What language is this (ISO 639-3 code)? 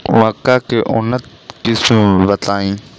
bho